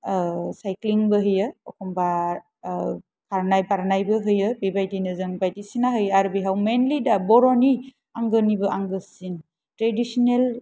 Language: Bodo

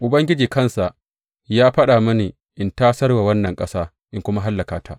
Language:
Hausa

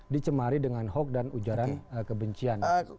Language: Indonesian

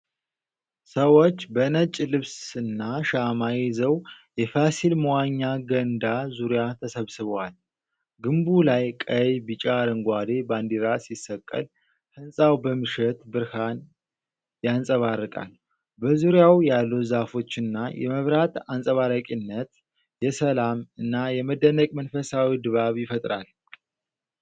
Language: Amharic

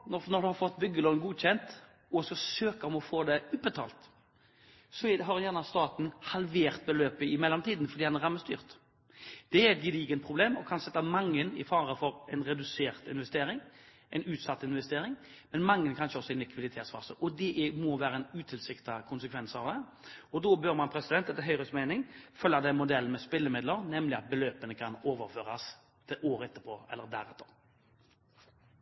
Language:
Norwegian Bokmål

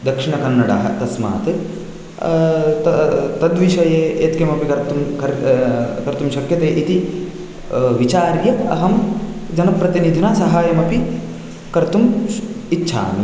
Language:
Sanskrit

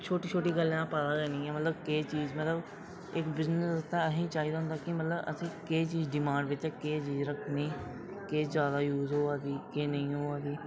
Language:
Dogri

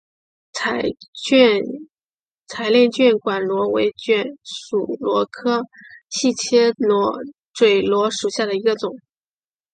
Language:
Chinese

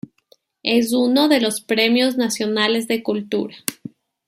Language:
Spanish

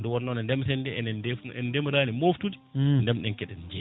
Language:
Fula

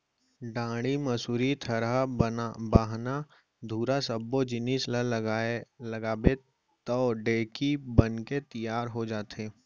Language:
Chhattisgarhi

